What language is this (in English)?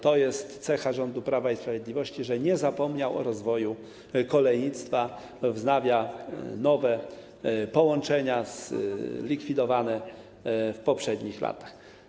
Polish